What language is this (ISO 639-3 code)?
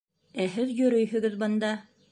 bak